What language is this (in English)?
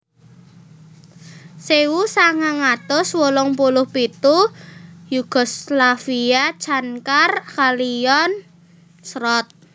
Javanese